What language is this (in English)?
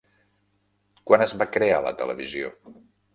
Catalan